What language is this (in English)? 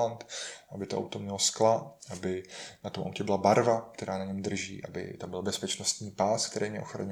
Czech